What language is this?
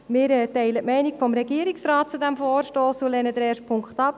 Swiss German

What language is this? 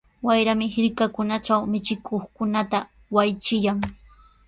Sihuas Ancash Quechua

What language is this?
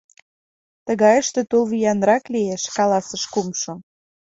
Mari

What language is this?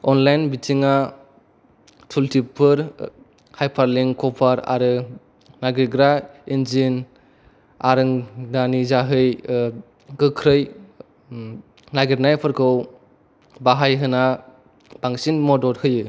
Bodo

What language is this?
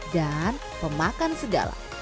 Indonesian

